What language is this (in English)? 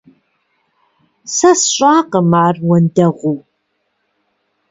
Kabardian